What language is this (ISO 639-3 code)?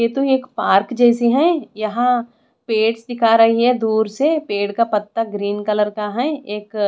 hin